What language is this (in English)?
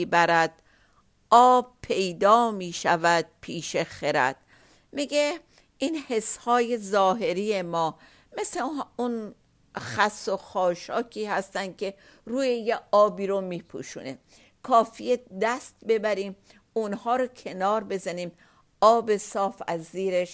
Persian